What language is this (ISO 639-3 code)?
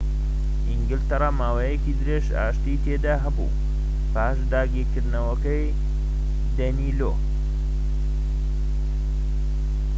ckb